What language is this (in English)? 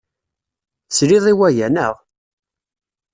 Kabyle